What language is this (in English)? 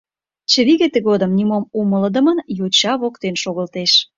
Mari